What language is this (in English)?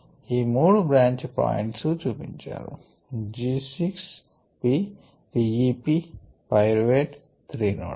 Telugu